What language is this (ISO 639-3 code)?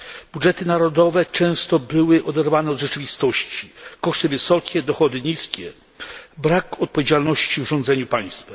pol